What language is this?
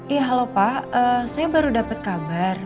Indonesian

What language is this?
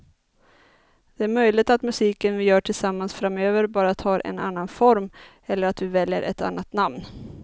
Swedish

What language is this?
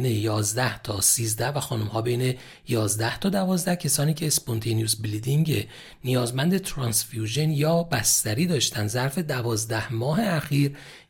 Persian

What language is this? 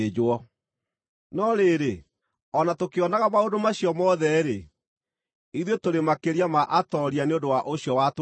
Kikuyu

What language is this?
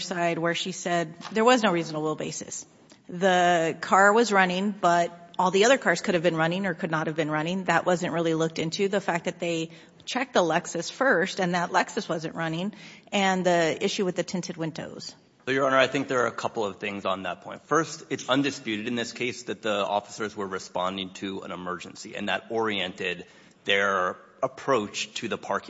English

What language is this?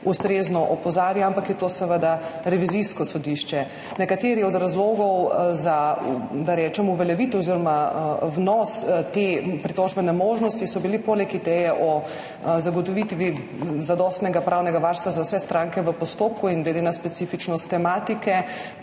Slovenian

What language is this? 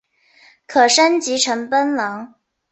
Chinese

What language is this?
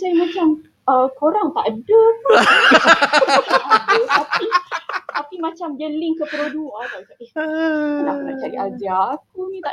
Malay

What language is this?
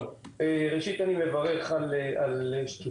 Hebrew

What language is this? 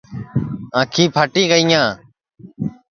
Sansi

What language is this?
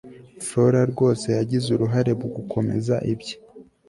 Kinyarwanda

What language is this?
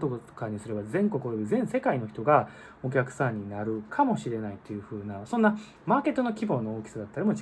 Japanese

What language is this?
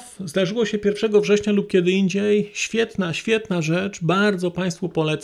Polish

